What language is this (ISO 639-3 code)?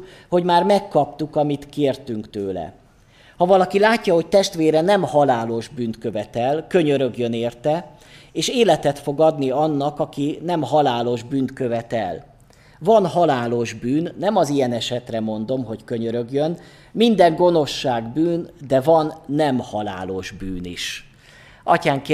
hun